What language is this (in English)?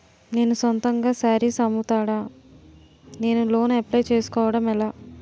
Telugu